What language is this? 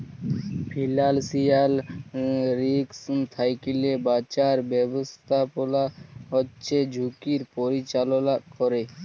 Bangla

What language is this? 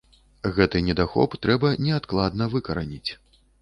Belarusian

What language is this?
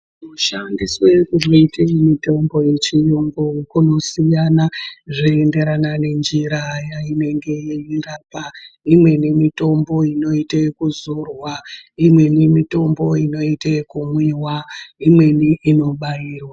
Ndau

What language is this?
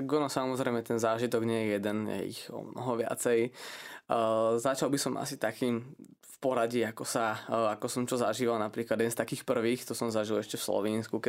Slovak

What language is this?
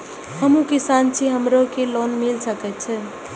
Maithili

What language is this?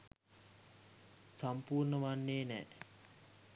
Sinhala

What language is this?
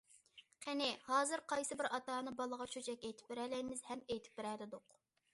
Uyghur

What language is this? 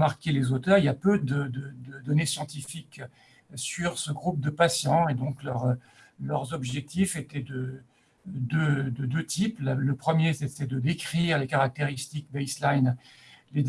French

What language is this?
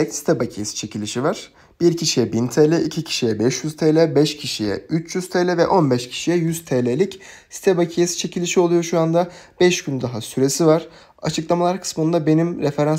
Turkish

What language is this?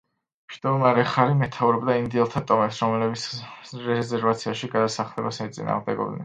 Georgian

